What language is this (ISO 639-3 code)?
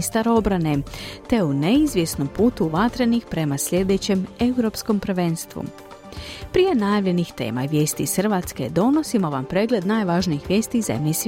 hrv